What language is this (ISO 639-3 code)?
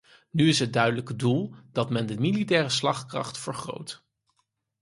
nld